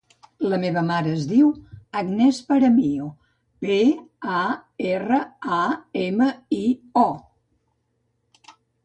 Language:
Catalan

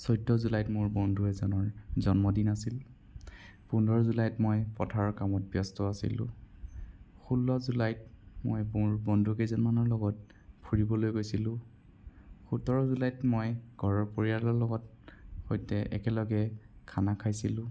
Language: Assamese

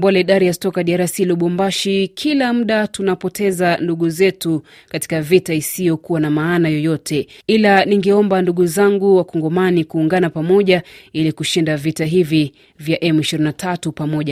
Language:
Swahili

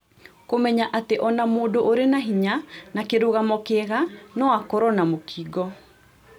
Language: Kikuyu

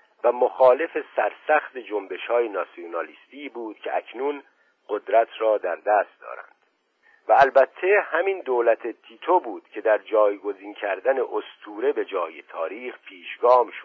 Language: Persian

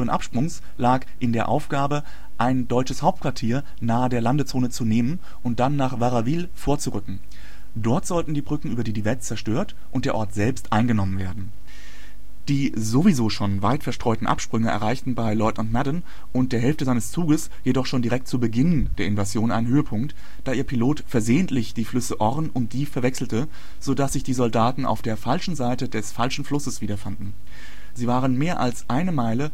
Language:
German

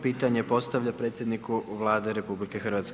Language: Croatian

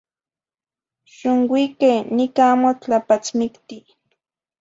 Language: Zacatlán-Ahuacatlán-Tepetzintla Nahuatl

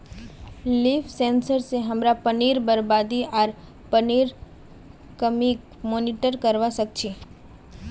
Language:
Magahi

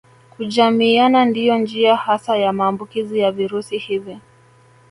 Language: Swahili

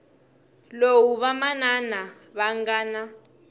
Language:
Tsonga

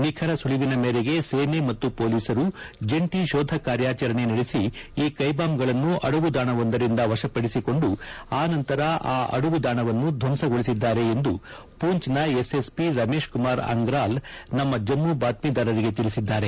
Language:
Kannada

